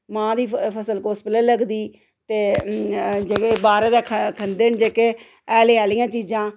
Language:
Dogri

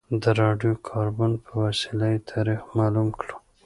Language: Pashto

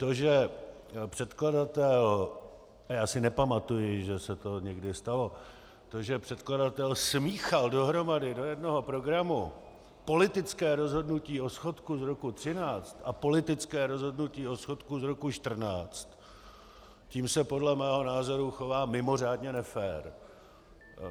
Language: Czech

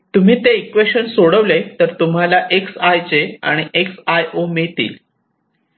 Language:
Marathi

